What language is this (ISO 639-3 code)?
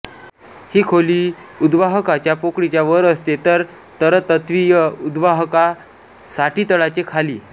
mar